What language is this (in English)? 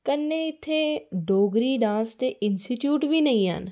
Dogri